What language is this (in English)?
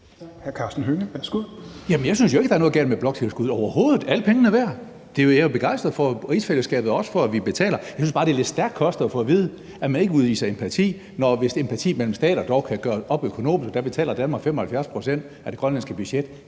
Danish